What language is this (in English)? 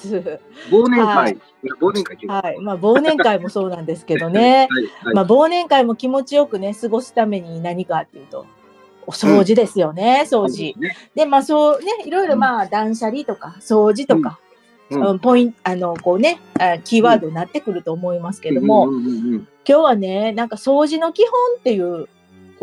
Japanese